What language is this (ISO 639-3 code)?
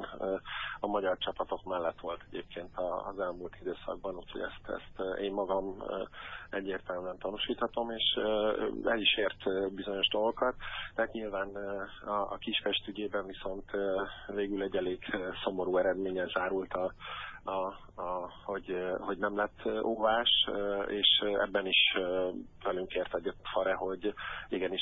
hun